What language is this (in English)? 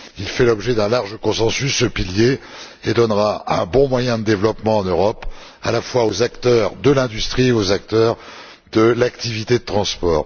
French